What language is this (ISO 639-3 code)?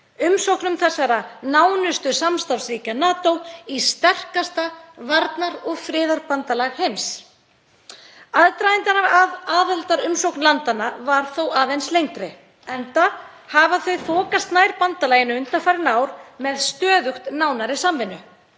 isl